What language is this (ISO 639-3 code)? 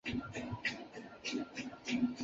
zho